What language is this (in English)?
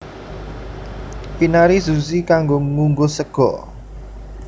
Javanese